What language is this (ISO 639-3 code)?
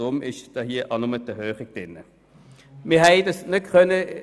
gsw